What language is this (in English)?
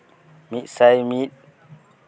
Santali